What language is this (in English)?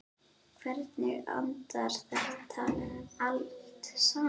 Icelandic